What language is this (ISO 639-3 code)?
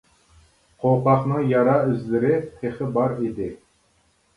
uig